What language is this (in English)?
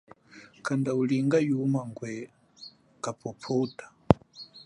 Chokwe